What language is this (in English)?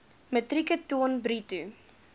Afrikaans